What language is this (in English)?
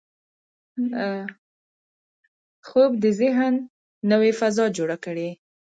Pashto